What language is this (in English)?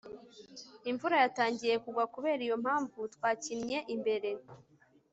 Kinyarwanda